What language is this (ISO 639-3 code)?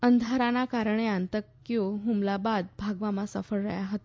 guj